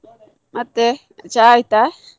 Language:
Kannada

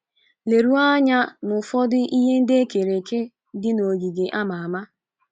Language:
Igbo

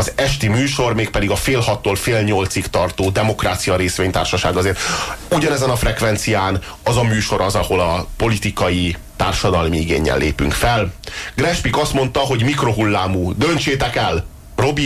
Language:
Hungarian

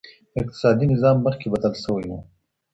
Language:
Pashto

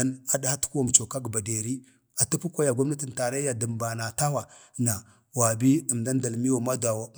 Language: Bade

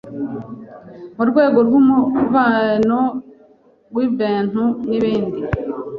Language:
Kinyarwanda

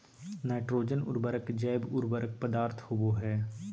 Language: Magahi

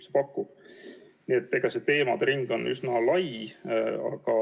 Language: Estonian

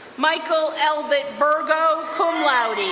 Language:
English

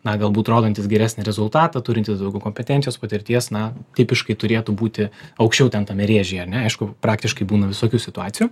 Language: Lithuanian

